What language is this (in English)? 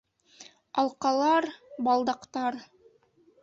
Bashkir